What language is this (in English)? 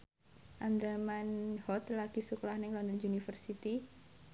Javanese